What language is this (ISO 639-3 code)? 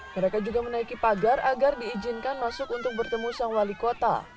ind